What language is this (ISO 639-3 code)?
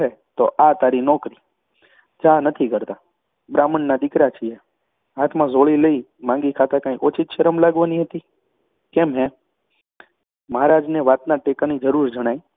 guj